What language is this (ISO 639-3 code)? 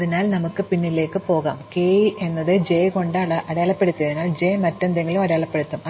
mal